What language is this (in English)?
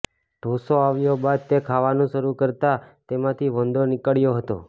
Gujarati